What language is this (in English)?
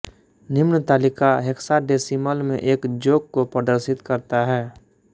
Hindi